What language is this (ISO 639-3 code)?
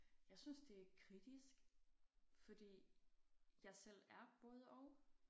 dan